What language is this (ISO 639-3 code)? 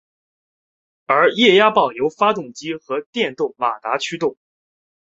zho